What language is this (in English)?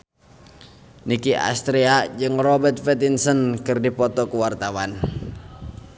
Sundanese